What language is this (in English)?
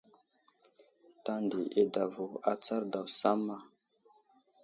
Wuzlam